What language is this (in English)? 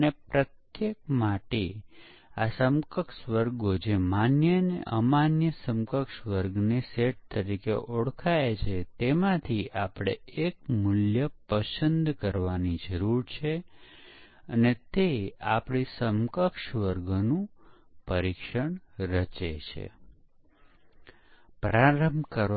Gujarati